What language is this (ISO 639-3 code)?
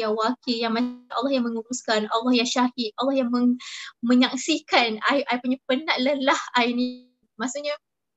msa